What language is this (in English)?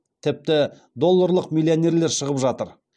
Kazakh